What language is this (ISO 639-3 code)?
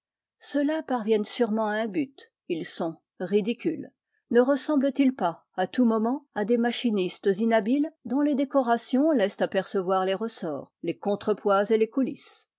fra